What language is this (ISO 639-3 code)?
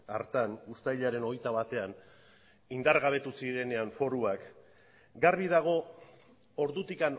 eus